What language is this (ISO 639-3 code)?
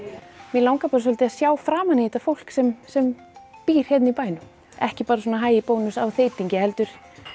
isl